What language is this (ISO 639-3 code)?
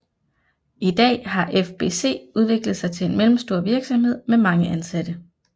dan